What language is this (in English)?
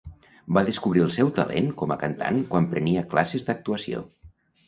Catalan